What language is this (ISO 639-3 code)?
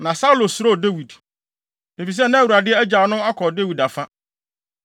aka